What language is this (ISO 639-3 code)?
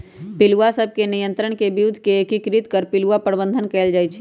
mag